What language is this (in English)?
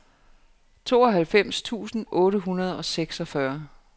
Danish